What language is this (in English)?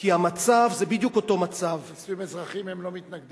Hebrew